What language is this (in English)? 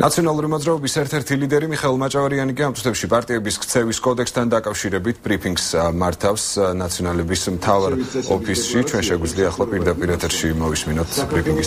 Romanian